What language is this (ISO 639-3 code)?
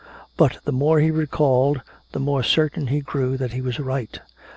eng